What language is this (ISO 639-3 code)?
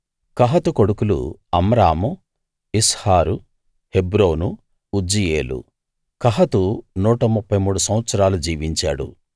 tel